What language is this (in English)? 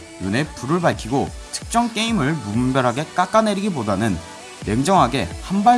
Korean